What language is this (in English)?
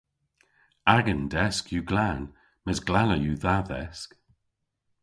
Cornish